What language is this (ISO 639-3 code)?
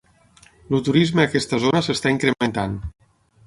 cat